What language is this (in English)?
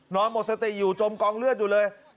Thai